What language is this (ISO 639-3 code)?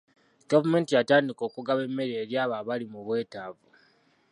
lug